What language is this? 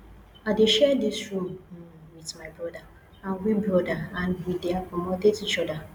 Nigerian Pidgin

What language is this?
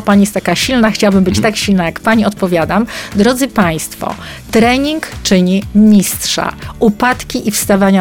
Polish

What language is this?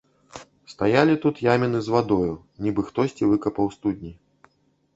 Belarusian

